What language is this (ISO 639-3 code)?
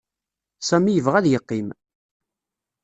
kab